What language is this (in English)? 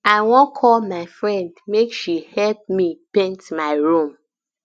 Nigerian Pidgin